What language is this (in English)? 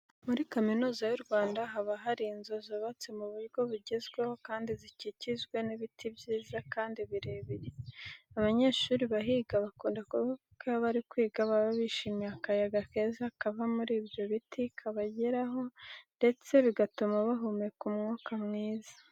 Kinyarwanda